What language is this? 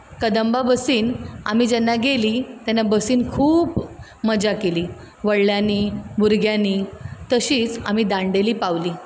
Konkani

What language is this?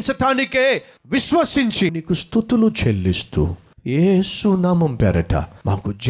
Telugu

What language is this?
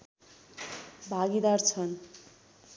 Nepali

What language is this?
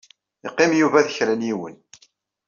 Kabyle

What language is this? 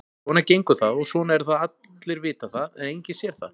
Icelandic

